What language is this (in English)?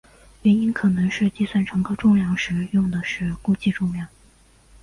Chinese